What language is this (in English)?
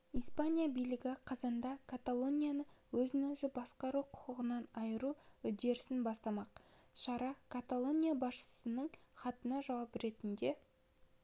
Kazakh